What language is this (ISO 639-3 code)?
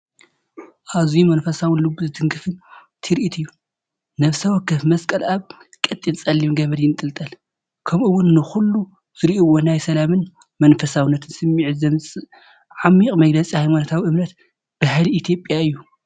tir